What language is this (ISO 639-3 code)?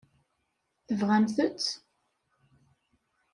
kab